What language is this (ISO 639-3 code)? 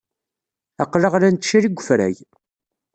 kab